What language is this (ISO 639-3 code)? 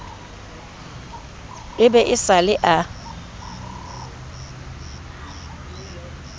sot